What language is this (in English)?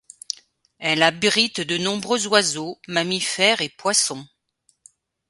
French